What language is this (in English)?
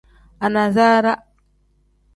Tem